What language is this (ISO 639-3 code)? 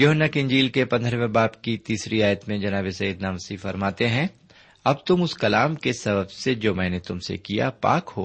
urd